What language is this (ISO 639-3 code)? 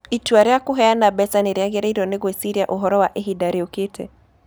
kik